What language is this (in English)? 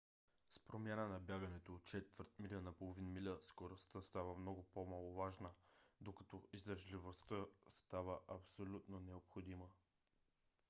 Bulgarian